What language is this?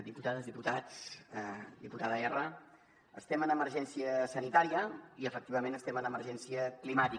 Catalan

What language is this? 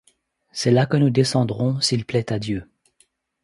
French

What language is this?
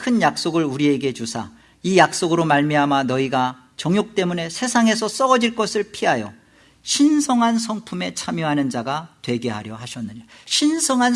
Korean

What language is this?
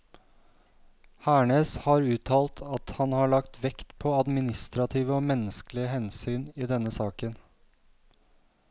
Norwegian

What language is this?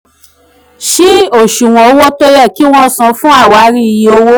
Yoruba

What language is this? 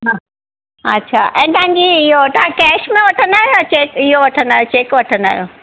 Sindhi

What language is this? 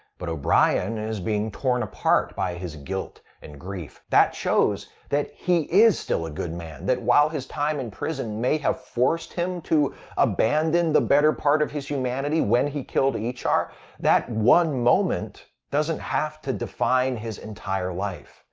English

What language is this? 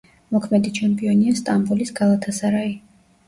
Georgian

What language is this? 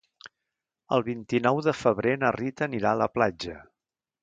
Catalan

